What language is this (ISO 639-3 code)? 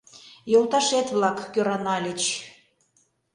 chm